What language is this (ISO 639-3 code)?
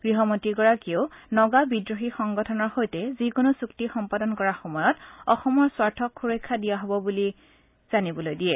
asm